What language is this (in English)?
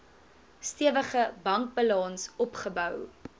Afrikaans